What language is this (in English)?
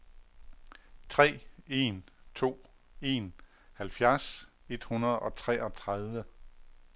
Danish